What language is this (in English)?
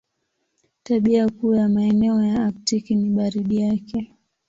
Swahili